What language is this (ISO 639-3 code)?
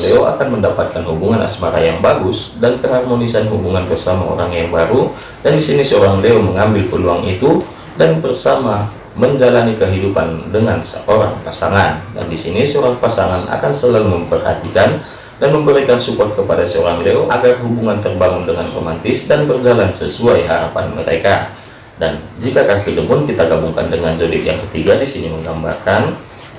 ind